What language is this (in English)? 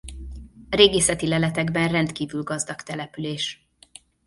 Hungarian